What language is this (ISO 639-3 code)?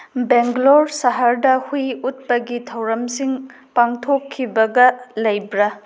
mni